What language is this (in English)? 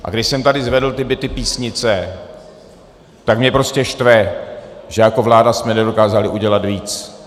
Czech